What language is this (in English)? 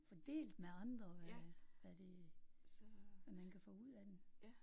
Danish